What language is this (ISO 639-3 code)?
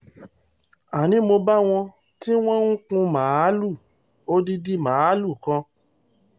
yor